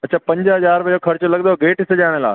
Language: Sindhi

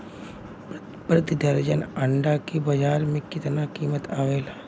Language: Bhojpuri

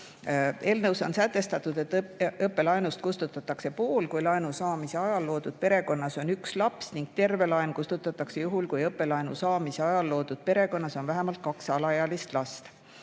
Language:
Estonian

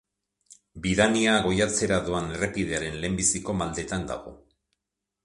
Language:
Basque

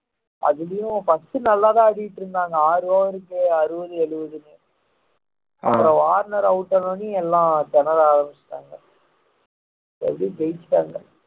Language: Tamil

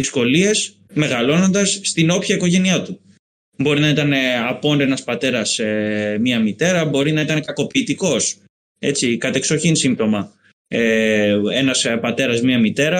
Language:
Greek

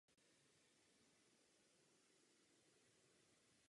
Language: Czech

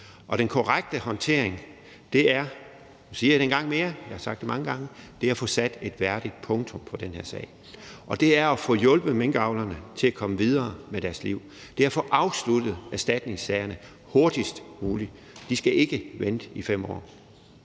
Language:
Danish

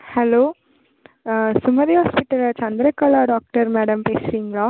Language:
Tamil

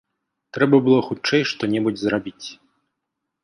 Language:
Belarusian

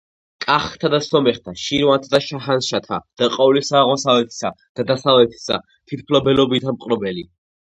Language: Georgian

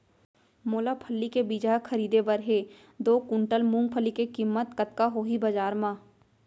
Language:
Chhattisgarhi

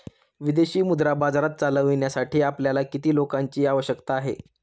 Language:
Marathi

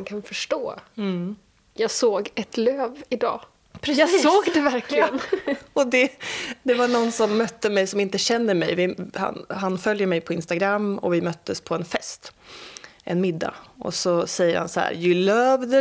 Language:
Swedish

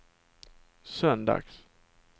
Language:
Swedish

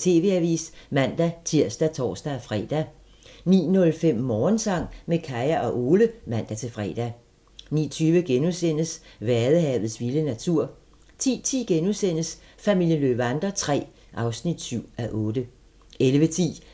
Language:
Danish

